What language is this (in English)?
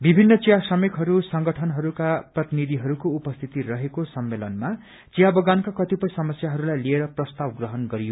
Nepali